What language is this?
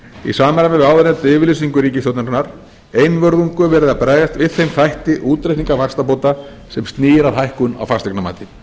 Icelandic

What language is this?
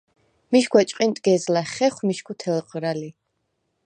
Svan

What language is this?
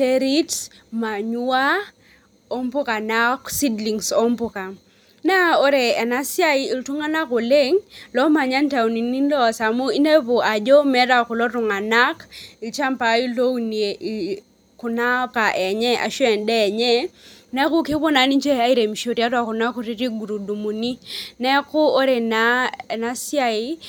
Masai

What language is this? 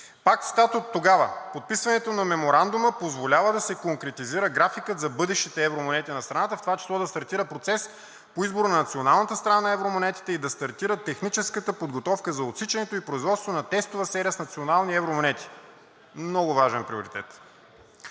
Bulgarian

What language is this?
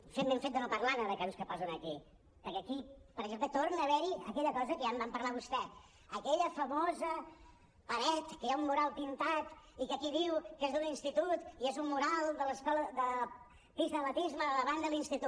Catalan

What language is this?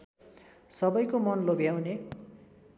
Nepali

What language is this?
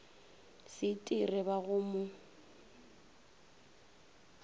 Northern Sotho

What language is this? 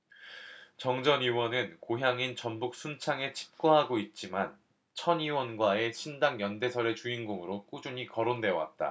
Korean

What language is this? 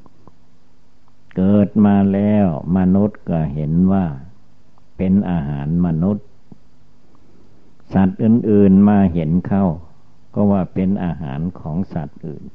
Thai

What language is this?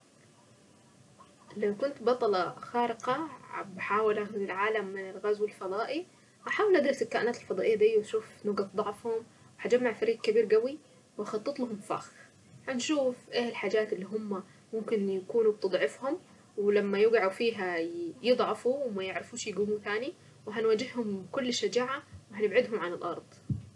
Saidi Arabic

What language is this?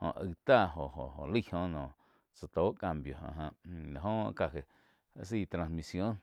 Quiotepec Chinantec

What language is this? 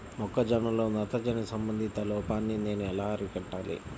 Telugu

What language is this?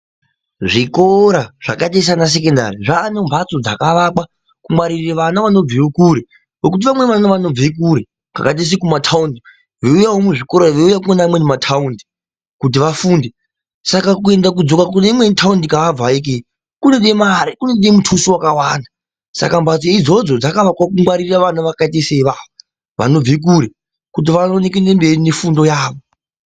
Ndau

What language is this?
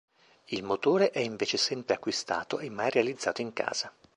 Italian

